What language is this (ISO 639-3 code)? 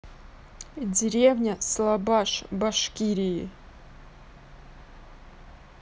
rus